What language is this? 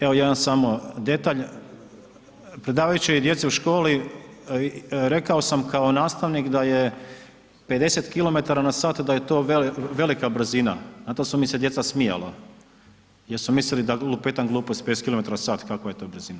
Croatian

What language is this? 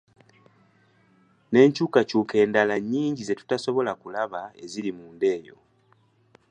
Ganda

